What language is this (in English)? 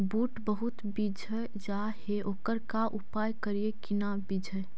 Magahi